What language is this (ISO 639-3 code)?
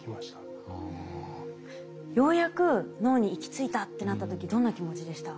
jpn